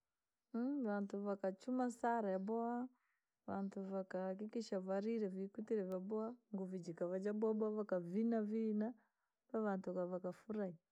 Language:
Langi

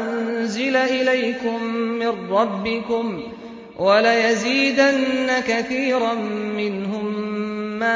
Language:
Arabic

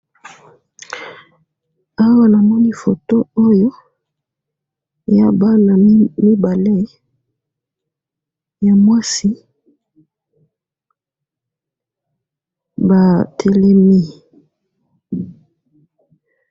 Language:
Lingala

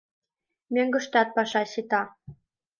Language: Mari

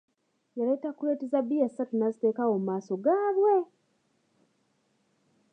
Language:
Ganda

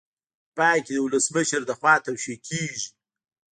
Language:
Pashto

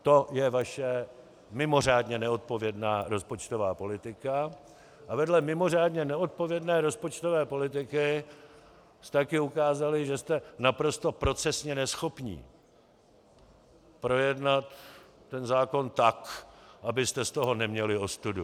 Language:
Czech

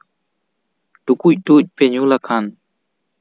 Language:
Santali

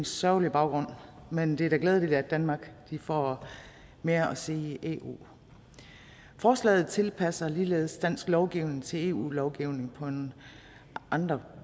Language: Danish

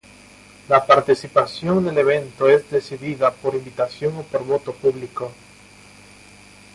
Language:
Spanish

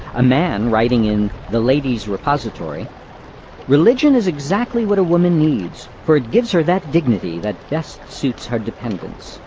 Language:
English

